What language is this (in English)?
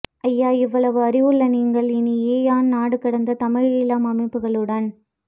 Tamil